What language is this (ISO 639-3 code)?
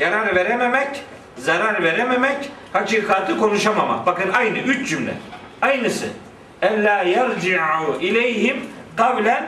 tur